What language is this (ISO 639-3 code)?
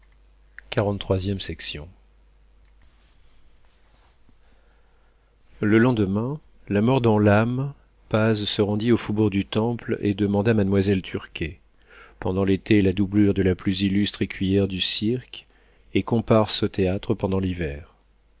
fra